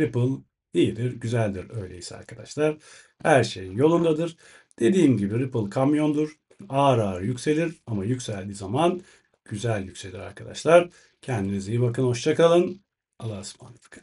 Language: Turkish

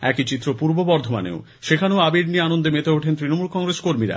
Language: Bangla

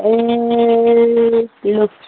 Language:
Nepali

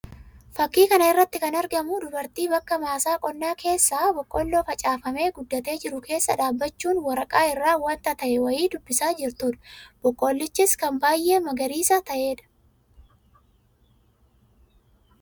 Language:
Oromo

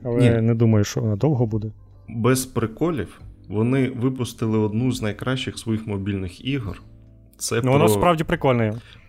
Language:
Ukrainian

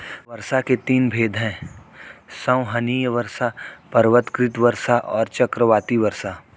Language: Hindi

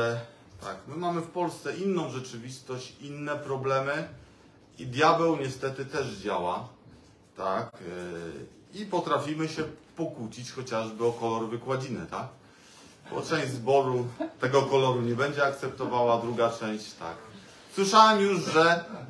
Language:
Polish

